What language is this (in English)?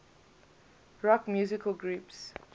English